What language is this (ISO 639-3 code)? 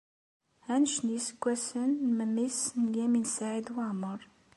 kab